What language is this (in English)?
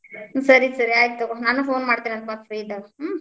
Kannada